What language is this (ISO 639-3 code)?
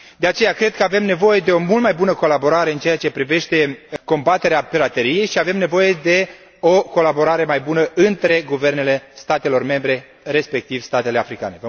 ron